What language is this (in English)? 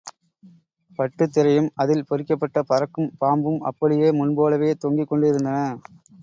Tamil